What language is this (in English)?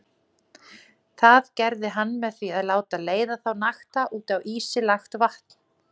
Icelandic